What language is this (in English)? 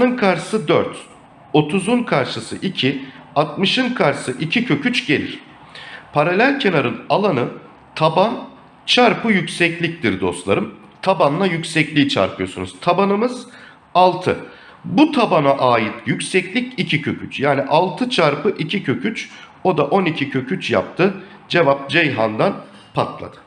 Turkish